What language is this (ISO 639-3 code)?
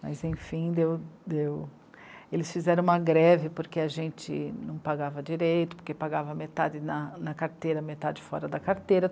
por